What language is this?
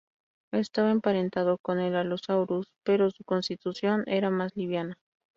Spanish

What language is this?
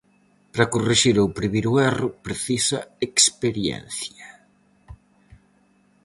Galician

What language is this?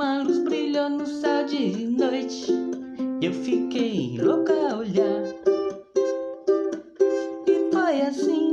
Portuguese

